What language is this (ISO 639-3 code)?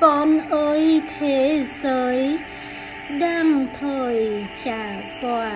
vie